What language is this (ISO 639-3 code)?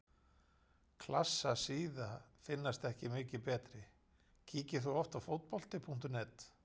isl